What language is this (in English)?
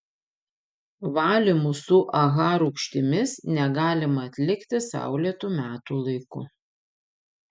Lithuanian